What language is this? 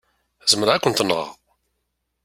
Kabyle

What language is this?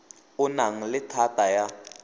Tswana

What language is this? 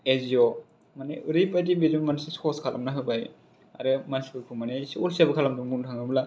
Bodo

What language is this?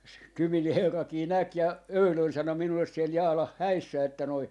Finnish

